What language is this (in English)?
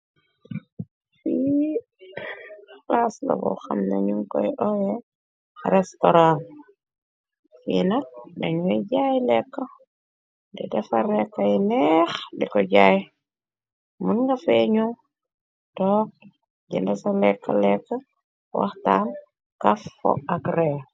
Wolof